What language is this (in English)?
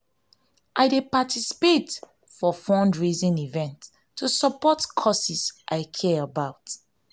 Nigerian Pidgin